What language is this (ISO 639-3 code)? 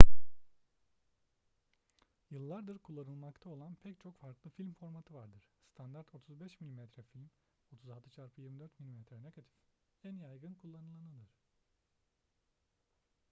tur